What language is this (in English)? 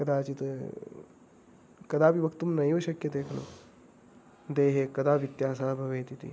Sanskrit